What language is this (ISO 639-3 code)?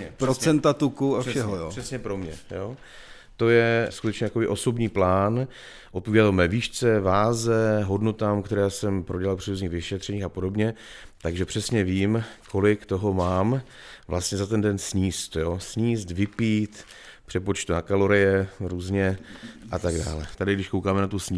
ces